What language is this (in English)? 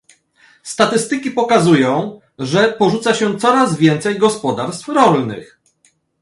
Polish